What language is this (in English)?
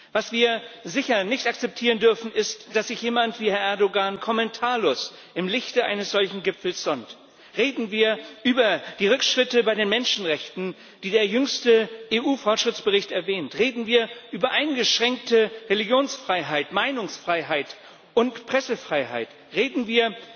German